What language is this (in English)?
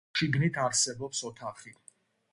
Georgian